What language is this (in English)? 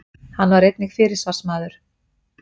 Icelandic